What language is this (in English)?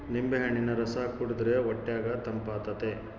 Kannada